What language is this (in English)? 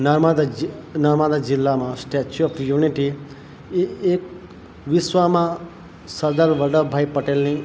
Gujarati